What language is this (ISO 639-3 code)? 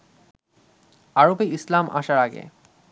ben